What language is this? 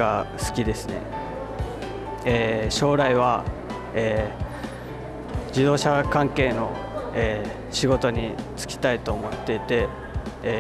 Japanese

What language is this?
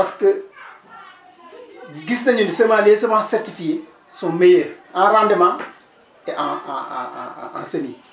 Wolof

